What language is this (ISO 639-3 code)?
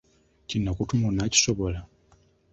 lug